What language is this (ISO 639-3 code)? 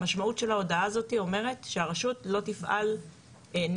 heb